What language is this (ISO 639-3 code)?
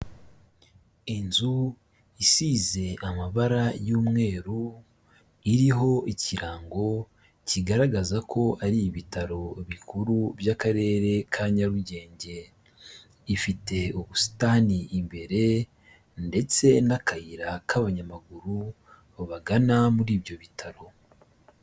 kin